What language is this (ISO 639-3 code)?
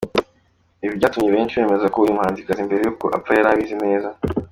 kin